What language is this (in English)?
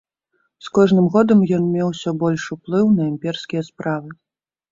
Belarusian